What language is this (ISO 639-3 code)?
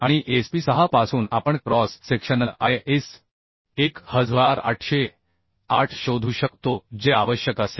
mar